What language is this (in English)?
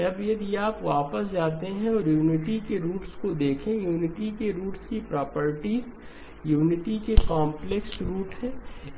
Hindi